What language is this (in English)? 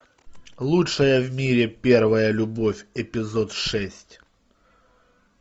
Russian